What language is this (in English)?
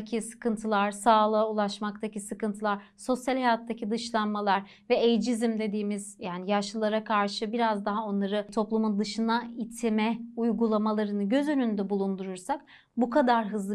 Turkish